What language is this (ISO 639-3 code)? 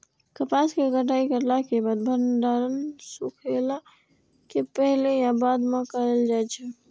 mai